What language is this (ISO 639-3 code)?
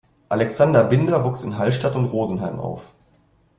deu